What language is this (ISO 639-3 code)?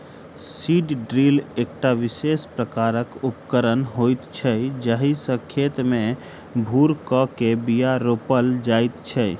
mai